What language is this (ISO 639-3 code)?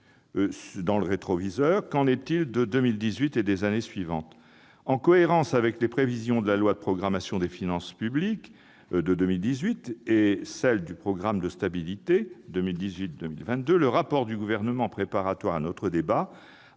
fra